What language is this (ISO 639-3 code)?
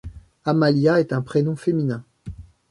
fra